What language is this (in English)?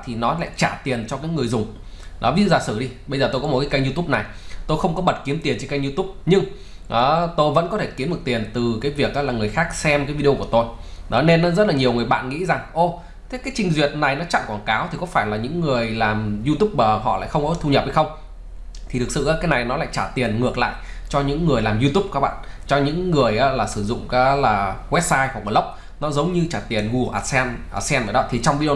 Vietnamese